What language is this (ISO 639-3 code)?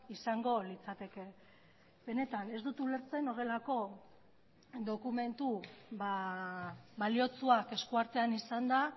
eus